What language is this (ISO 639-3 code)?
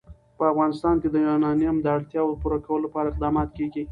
pus